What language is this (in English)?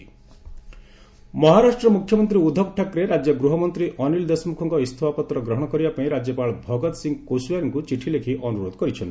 Odia